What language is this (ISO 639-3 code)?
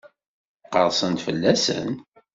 kab